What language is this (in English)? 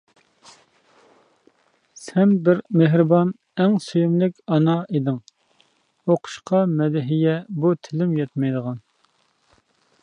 Uyghur